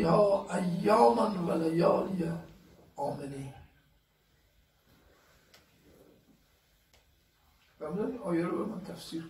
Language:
Persian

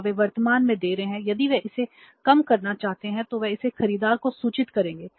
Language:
Hindi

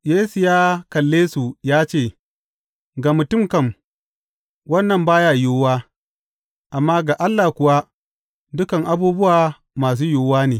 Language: Hausa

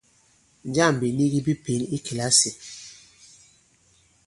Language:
Bankon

